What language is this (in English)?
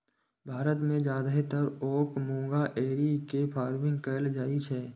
Maithili